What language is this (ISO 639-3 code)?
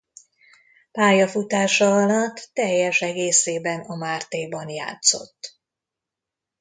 hun